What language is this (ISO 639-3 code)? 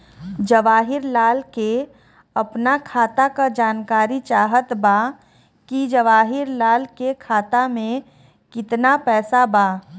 bho